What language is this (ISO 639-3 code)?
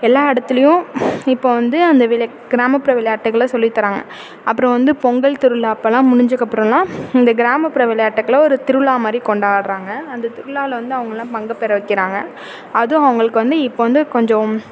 tam